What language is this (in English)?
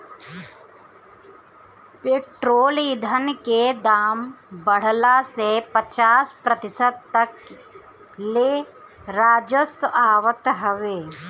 Bhojpuri